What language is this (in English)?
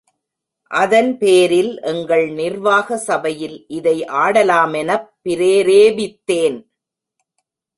Tamil